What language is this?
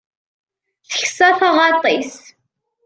Kabyle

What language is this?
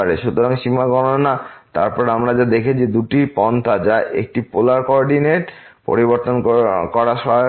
Bangla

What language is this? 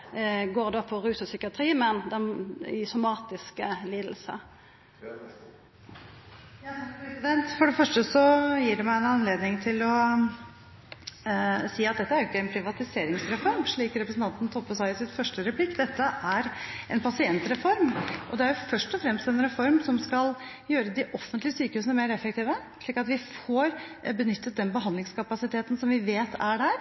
Norwegian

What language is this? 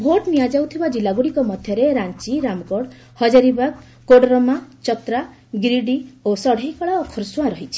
Odia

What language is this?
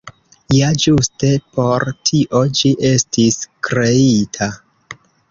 Esperanto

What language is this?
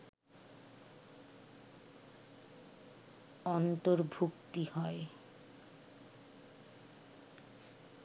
Bangla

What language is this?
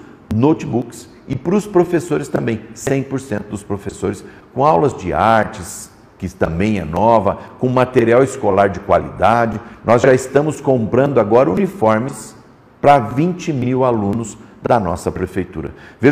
Portuguese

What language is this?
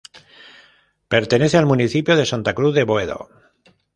Spanish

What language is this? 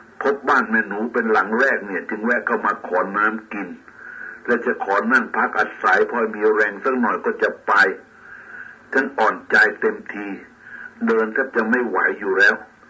Thai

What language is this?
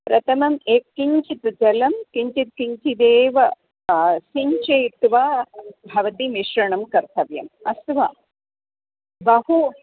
Sanskrit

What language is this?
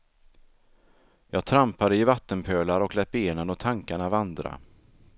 Swedish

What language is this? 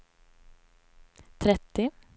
Swedish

